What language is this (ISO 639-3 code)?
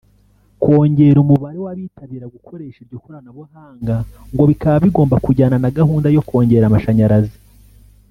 kin